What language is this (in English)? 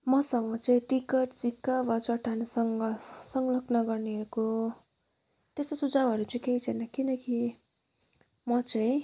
Nepali